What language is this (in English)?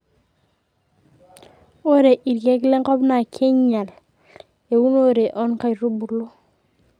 Masai